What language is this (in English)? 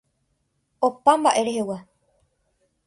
Guarani